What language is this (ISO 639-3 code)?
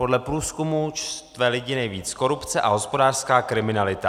ces